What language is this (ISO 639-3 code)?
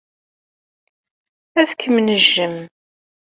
kab